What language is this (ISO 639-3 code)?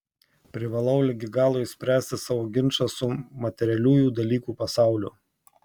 lit